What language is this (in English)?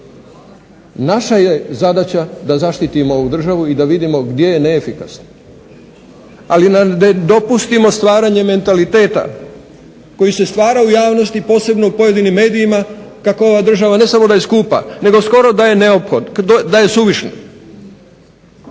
Croatian